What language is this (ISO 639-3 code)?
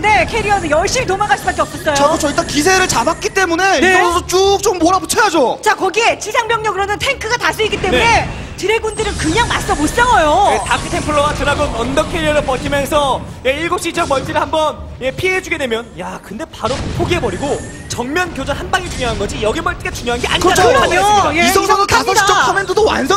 kor